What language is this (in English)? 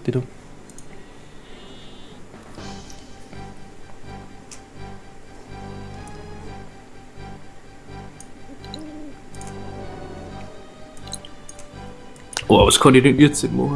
German